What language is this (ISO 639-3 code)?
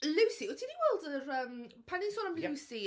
cym